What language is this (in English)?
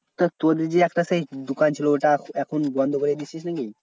Bangla